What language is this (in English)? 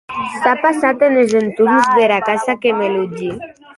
Occitan